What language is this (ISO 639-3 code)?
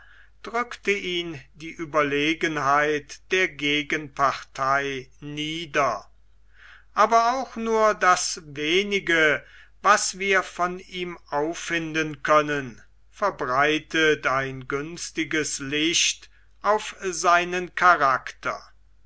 deu